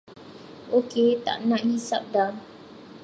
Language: Malay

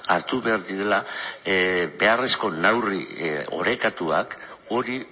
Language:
Basque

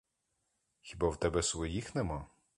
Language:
Ukrainian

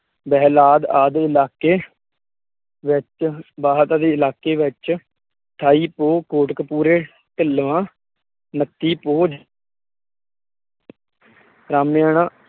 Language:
Punjabi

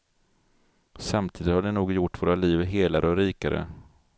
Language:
Swedish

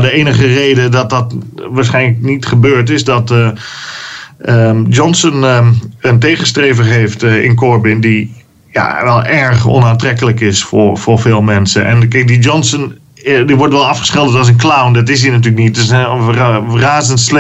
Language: Dutch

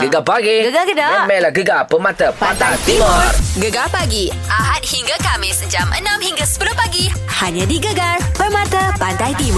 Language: Malay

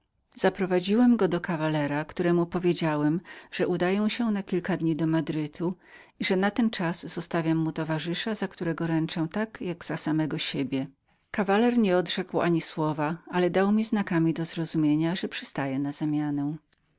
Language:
Polish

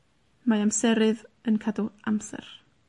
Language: Welsh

